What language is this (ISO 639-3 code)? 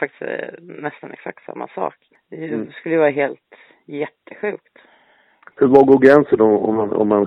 swe